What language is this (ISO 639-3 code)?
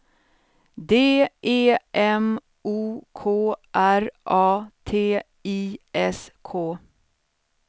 swe